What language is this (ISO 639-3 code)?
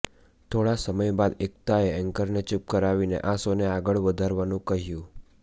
guj